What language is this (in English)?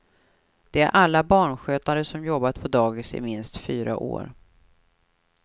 Swedish